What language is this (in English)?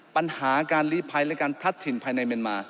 Thai